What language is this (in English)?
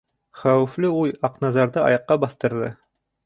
Bashkir